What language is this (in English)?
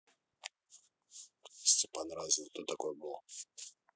Russian